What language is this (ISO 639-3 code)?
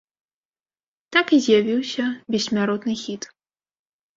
bel